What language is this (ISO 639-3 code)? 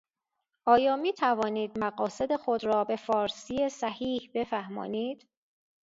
fas